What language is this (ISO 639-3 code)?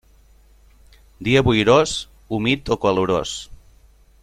cat